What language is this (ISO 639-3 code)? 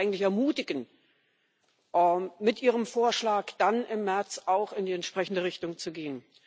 deu